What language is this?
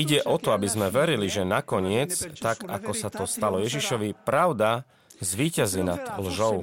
Slovak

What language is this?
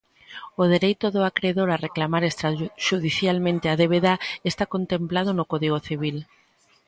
Galician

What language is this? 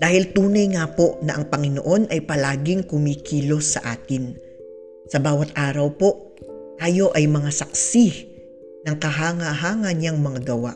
Filipino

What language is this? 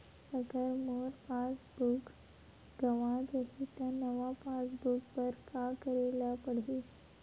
Chhattisgarhi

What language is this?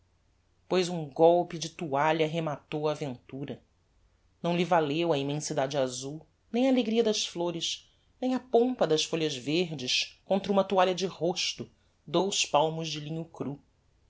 Portuguese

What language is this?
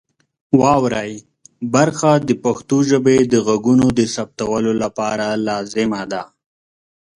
Pashto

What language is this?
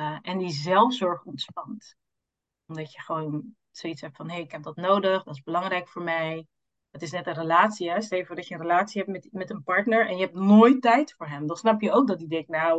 Dutch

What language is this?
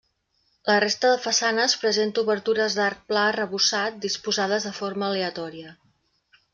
Catalan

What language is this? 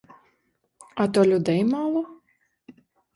Ukrainian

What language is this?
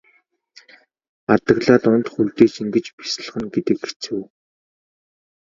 Mongolian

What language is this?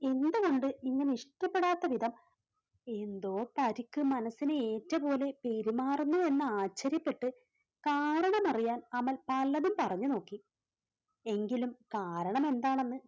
Malayalam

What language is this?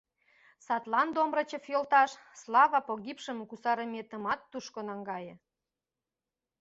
Mari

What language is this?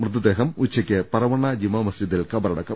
Malayalam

